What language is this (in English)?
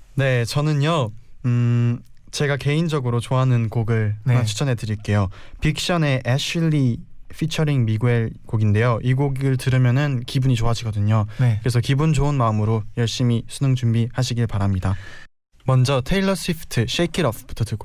Korean